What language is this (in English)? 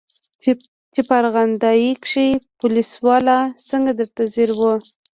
Pashto